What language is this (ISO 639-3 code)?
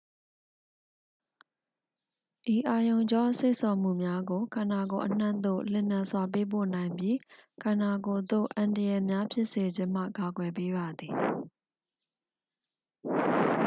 mya